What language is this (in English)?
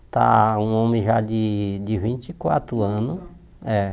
Portuguese